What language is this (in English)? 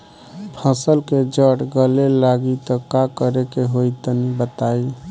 Bhojpuri